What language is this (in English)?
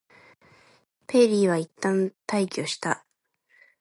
Japanese